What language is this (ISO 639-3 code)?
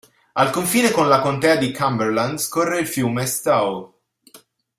ita